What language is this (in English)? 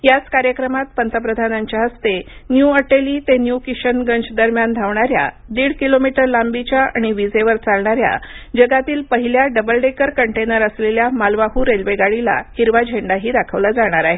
Marathi